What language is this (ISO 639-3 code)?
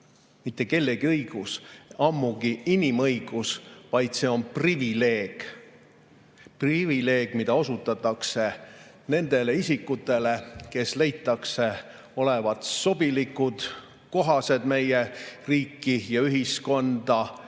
est